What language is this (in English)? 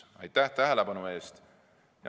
Estonian